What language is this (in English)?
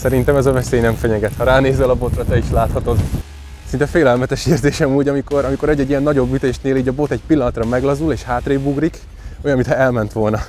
Hungarian